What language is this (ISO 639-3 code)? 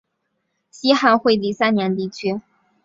zho